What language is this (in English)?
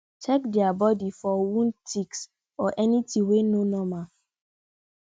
Nigerian Pidgin